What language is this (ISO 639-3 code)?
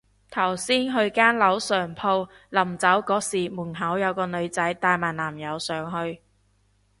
yue